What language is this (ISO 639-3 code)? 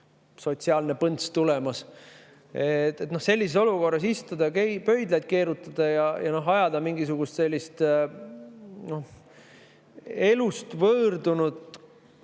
est